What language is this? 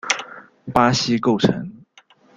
Chinese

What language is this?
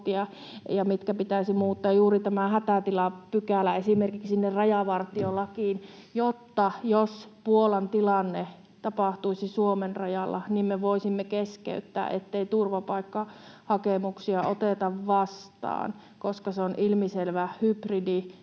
Finnish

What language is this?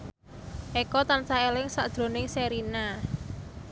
Javanese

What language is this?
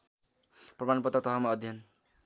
Nepali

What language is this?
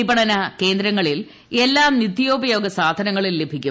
Malayalam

